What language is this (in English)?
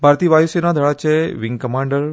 Konkani